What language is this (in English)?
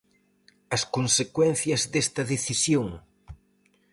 Galician